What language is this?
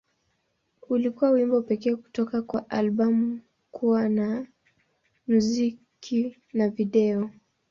Swahili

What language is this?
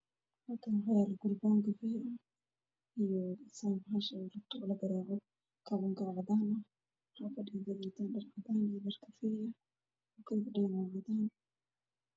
Somali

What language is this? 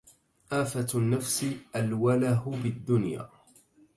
Arabic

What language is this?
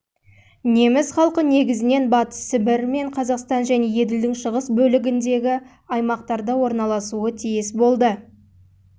Kazakh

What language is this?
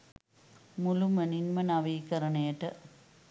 Sinhala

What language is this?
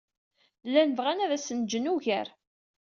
Kabyle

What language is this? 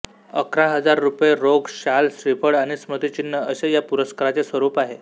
Marathi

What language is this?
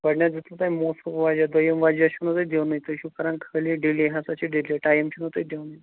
Kashmiri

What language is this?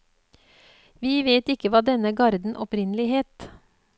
Norwegian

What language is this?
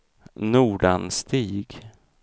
Swedish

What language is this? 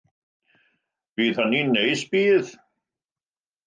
Welsh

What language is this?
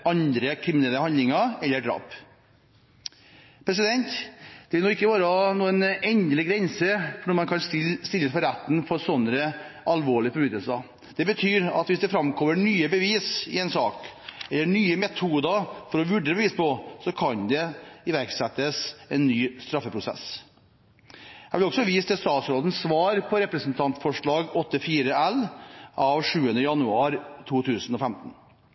Norwegian Bokmål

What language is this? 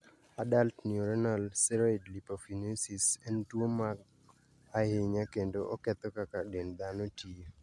Luo (Kenya and Tanzania)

